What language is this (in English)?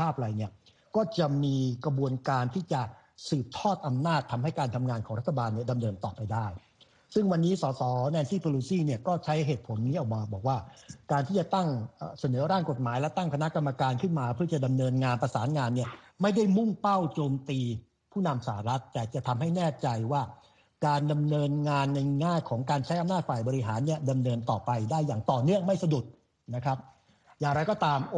Thai